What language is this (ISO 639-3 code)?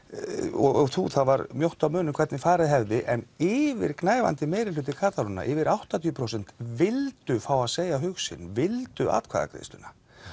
isl